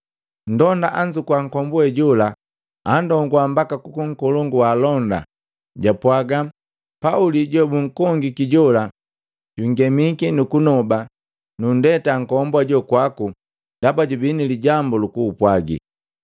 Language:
Matengo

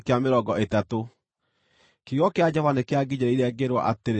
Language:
Kikuyu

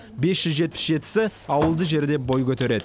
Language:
Kazakh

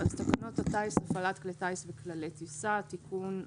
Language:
Hebrew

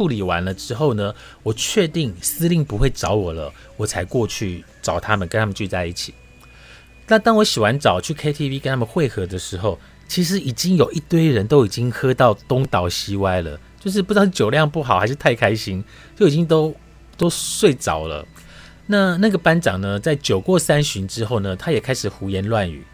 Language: Chinese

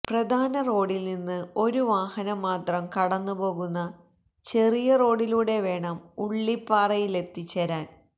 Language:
Malayalam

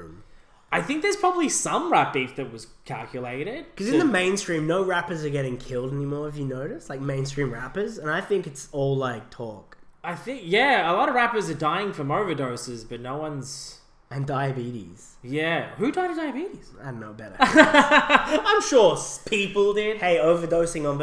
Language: English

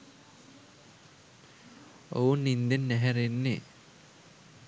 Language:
Sinhala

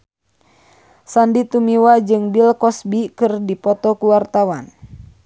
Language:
Sundanese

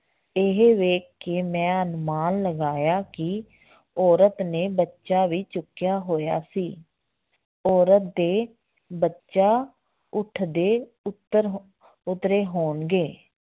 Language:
Punjabi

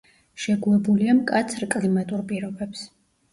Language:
Georgian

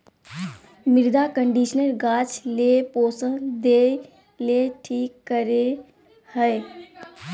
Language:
Magahi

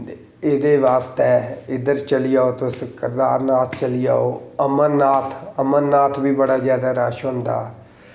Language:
Dogri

